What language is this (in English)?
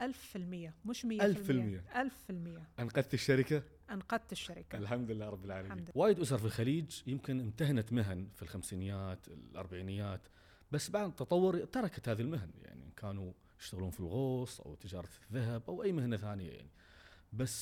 Arabic